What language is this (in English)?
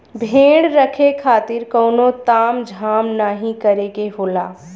Bhojpuri